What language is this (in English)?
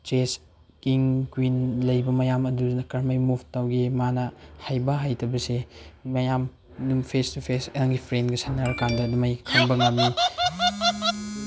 Manipuri